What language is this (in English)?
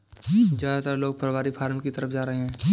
Hindi